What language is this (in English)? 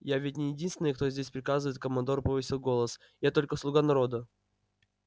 Russian